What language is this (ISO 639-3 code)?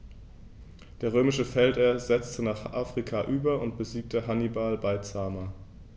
deu